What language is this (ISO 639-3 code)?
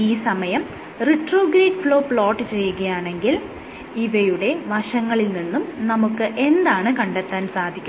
mal